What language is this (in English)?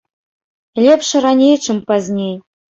Belarusian